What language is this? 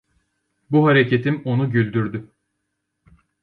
Turkish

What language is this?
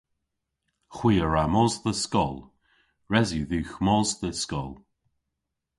Cornish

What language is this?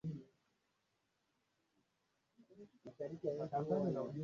Swahili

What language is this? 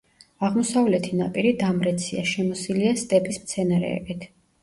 Georgian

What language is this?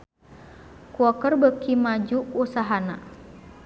Sundanese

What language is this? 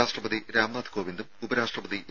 Malayalam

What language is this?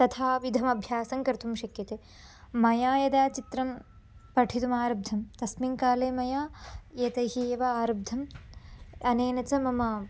Sanskrit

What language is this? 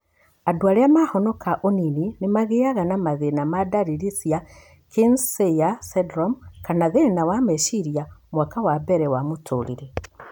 Kikuyu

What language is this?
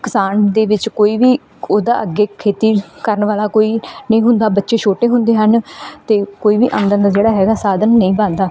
Punjabi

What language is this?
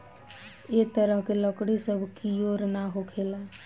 Bhojpuri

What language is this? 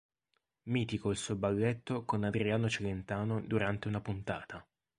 Italian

